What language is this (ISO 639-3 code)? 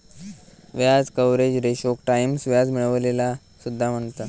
mar